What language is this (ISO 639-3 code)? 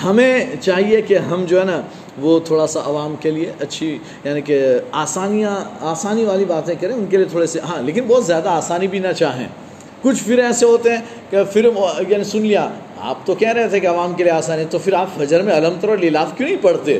urd